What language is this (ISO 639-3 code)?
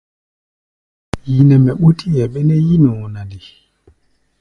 gba